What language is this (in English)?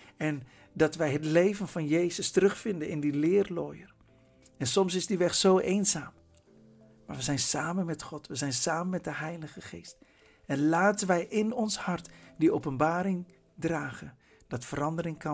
Dutch